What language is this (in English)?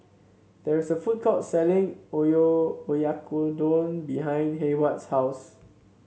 English